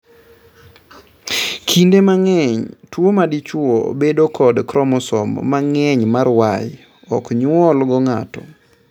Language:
Luo (Kenya and Tanzania)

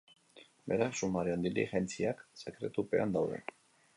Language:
Basque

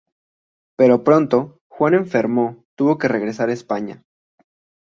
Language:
Spanish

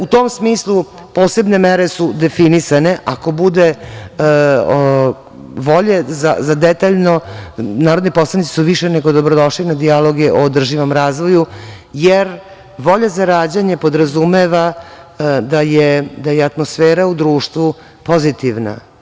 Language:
Serbian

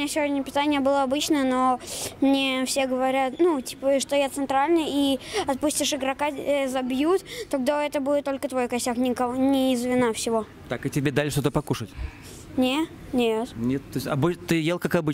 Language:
Russian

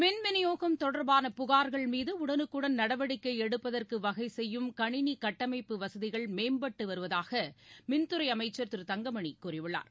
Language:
Tamil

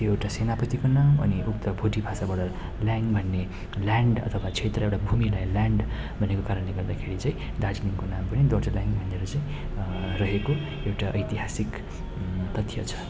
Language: Nepali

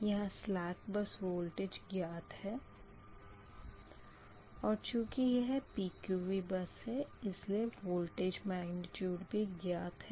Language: Hindi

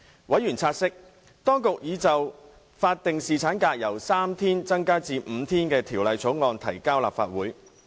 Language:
Cantonese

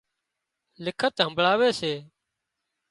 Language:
Wadiyara Koli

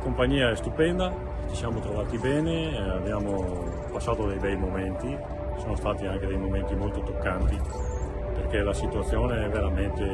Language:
Italian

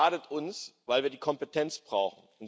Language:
German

